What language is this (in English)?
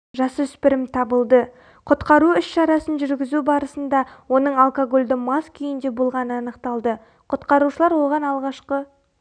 Kazakh